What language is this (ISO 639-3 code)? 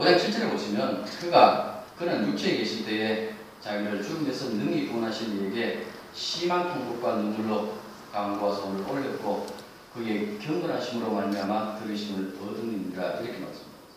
kor